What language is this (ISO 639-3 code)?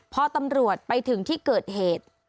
tha